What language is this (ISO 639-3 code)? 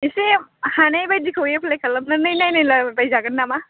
brx